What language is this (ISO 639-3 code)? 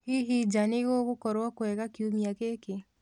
kik